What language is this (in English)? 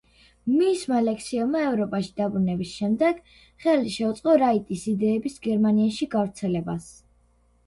Georgian